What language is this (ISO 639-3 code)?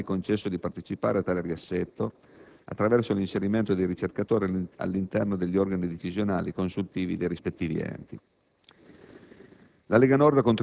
ita